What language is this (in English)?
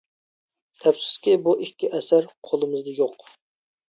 Uyghur